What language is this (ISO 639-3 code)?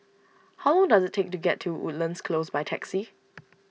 eng